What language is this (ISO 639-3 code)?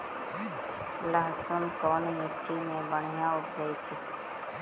mag